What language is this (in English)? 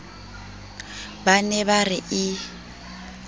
Southern Sotho